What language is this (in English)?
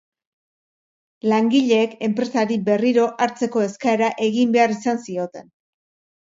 Basque